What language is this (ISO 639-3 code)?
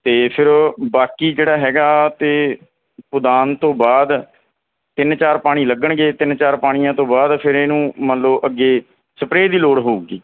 pan